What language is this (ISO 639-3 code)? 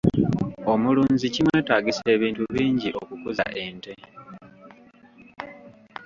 lug